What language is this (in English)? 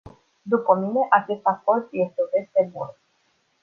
Romanian